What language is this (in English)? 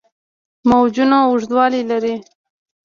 Pashto